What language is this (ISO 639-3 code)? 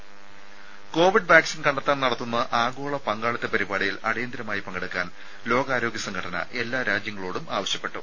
mal